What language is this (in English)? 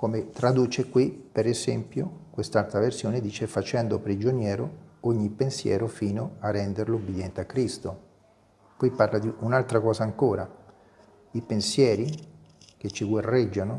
Italian